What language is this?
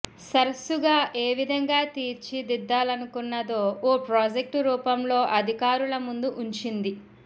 Telugu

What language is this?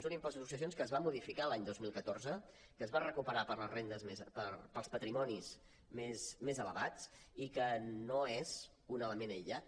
Catalan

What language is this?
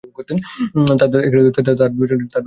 Bangla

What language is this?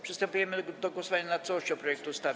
Polish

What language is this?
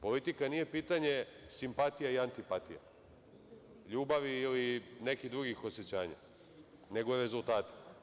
Serbian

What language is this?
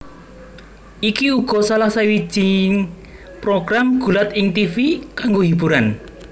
Javanese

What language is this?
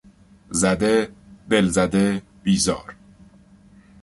Persian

